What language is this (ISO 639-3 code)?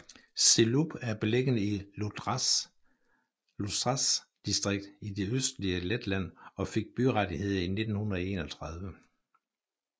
dan